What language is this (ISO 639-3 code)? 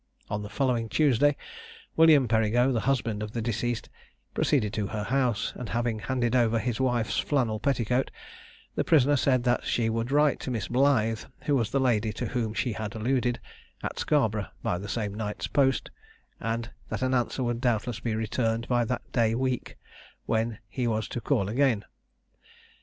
eng